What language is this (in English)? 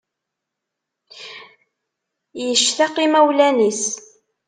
Kabyle